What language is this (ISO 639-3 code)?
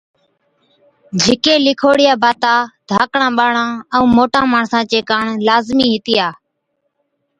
odk